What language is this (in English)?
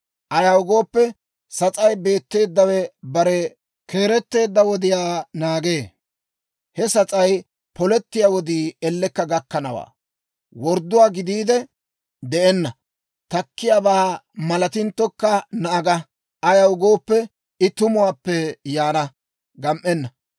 Dawro